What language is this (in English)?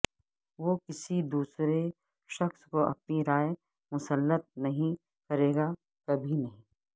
Urdu